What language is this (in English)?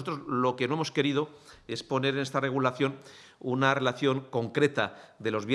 Spanish